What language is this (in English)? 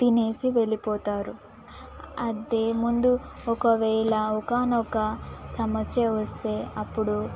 Telugu